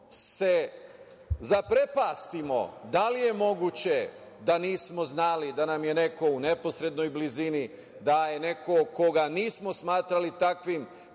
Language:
Serbian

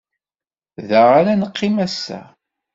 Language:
Kabyle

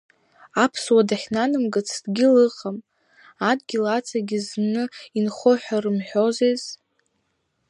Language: Abkhazian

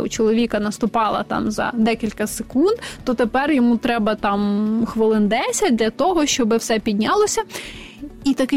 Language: Ukrainian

